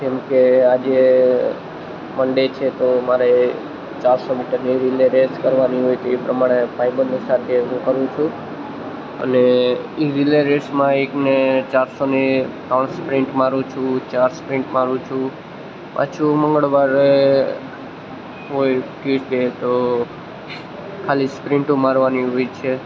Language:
Gujarati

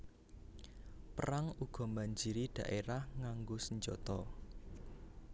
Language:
Javanese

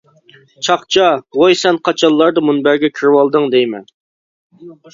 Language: Uyghur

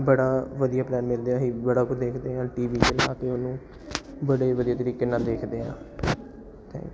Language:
Punjabi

